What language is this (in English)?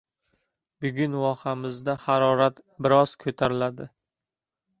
Uzbek